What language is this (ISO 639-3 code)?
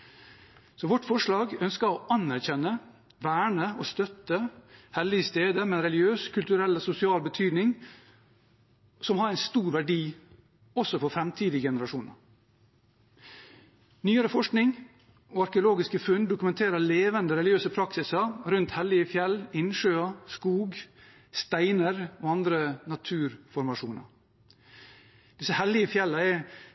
nob